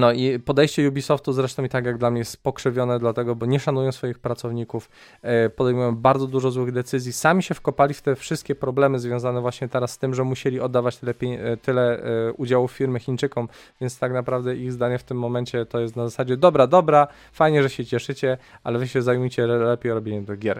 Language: Polish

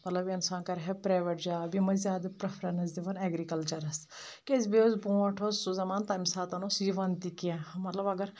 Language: Kashmiri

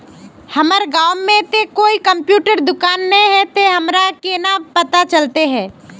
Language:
Magahi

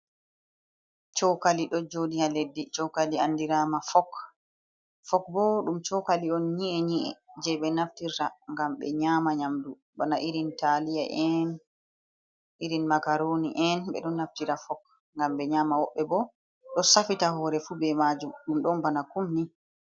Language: Fula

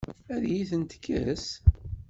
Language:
Kabyle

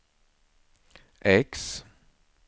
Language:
Swedish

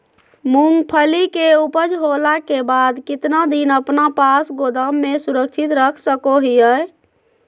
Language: Magahi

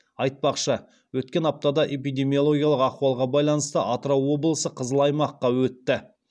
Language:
Kazakh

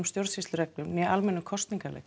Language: Icelandic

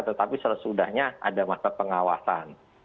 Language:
Indonesian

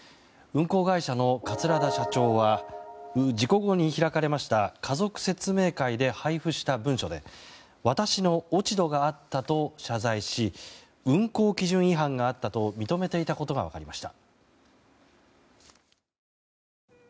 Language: Japanese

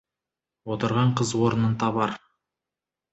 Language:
Kazakh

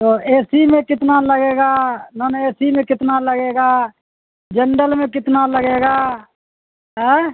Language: Urdu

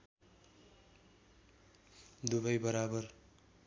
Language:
Nepali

